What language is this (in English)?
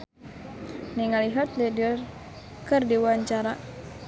Sundanese